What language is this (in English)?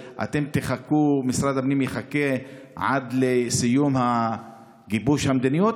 Hebrew